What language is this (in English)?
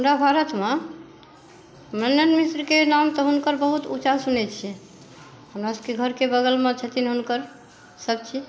Maithili